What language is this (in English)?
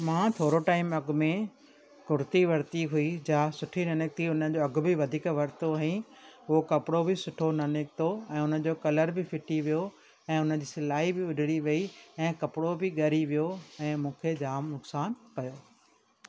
Sindhi